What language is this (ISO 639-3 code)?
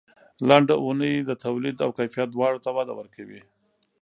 pus